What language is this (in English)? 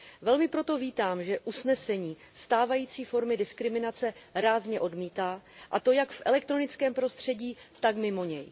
Czech